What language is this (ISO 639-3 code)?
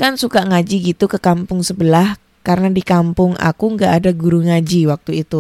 ind